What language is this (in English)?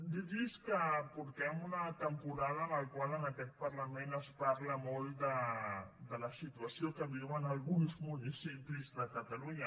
Catalan